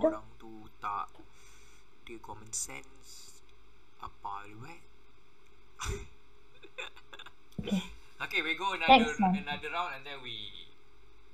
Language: Malay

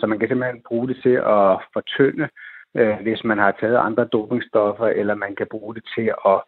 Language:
Danish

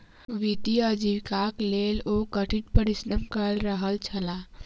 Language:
Maithili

